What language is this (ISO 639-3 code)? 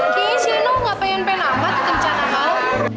ind